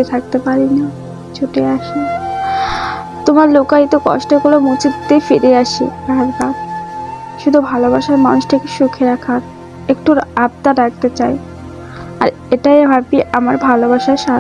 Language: Bangla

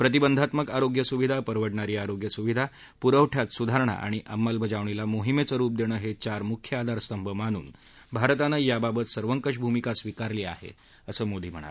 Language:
Marathi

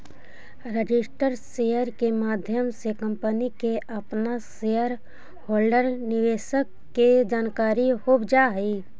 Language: Magahi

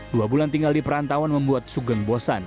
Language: Indonesian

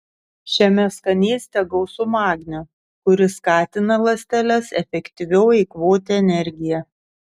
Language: Lithuanian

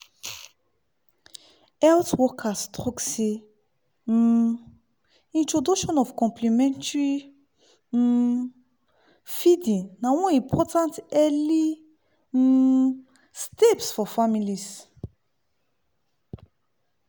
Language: Nigerian Pidgin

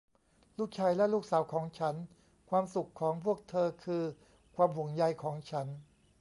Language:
Thai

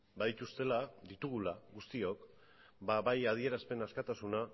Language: Basque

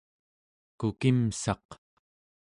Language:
Central Yupik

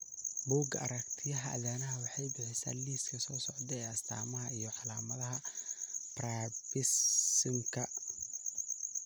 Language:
Somali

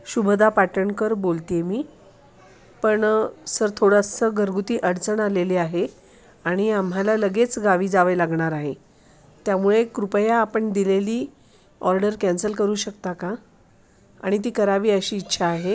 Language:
Marathi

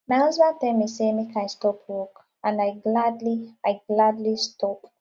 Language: Nigerian Pidgin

